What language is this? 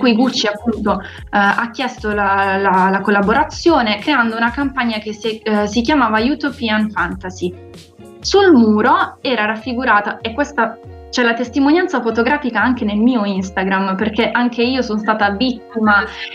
Italian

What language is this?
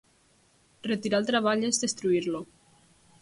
Catalan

